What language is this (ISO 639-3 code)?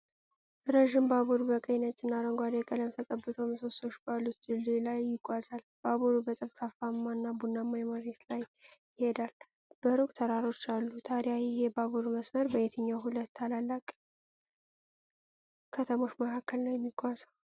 amh